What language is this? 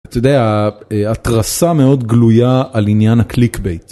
Hebrew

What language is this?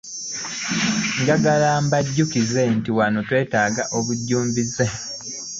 Ganda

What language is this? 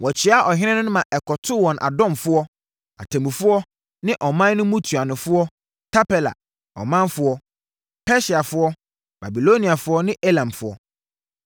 Akan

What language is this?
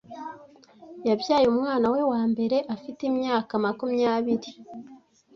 Kinyarwanda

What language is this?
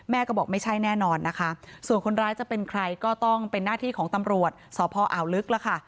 Thai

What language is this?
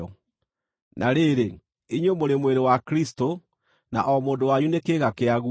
Kikuyu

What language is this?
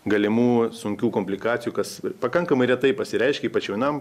Lithuanian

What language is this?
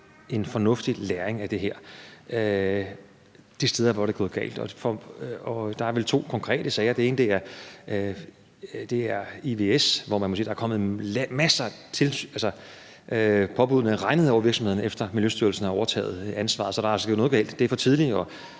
Danish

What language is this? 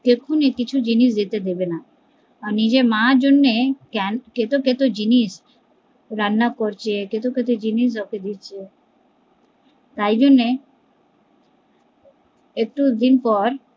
Bangla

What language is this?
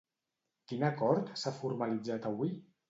Catalan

